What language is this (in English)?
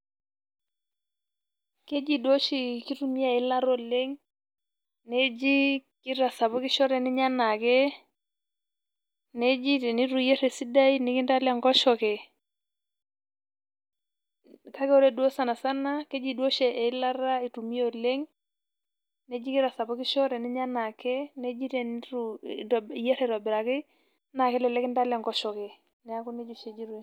Masai